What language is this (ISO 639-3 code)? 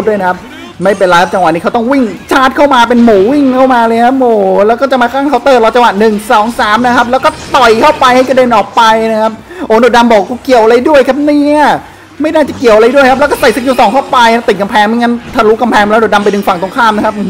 tha